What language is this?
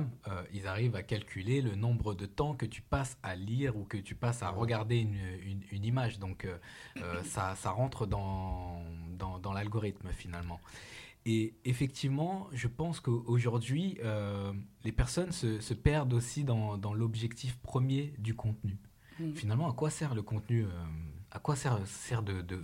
French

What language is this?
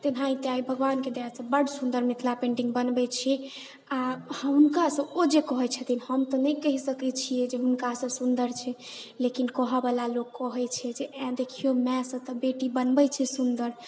Maithili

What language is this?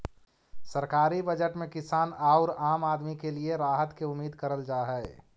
Magahi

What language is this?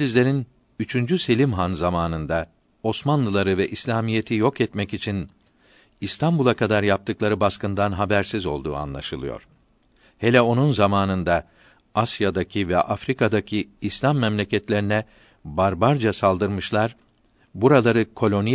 Turkish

